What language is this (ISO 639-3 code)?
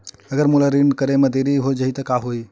hne